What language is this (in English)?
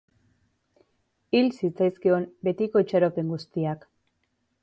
Basque